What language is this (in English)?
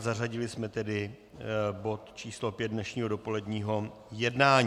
Czech